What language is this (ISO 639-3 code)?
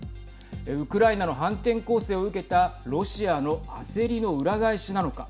jpn